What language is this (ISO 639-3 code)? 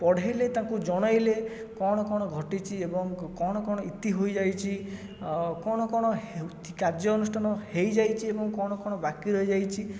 ori